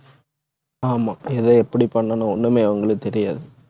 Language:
Tamil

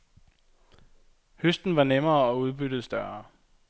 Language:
Danish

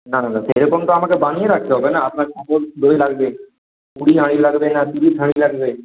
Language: Bangla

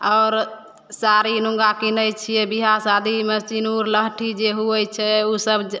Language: Maithili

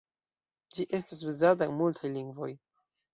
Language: Esperanto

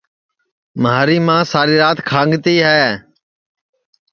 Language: Sansi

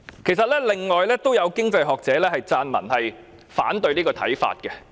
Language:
Cantonese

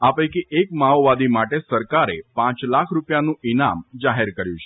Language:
Gujarati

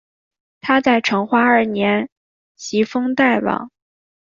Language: Chinese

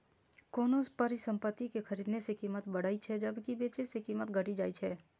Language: Maithili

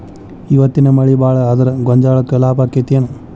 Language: Kannada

